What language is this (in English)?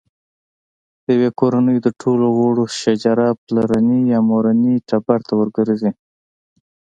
Pashto